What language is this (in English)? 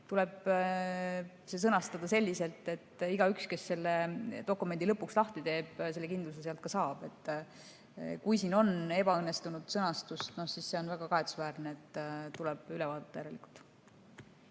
Estonian